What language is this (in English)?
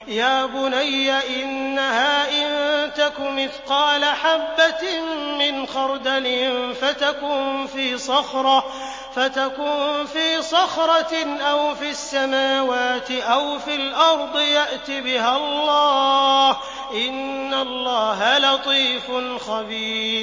Arabic